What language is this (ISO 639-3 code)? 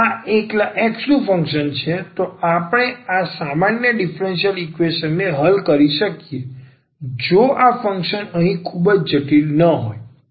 guj